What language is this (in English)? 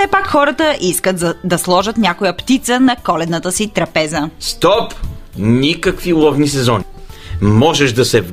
Bulgarian